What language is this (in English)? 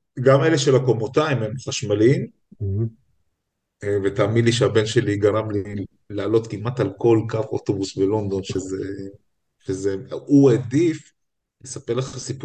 Hebrew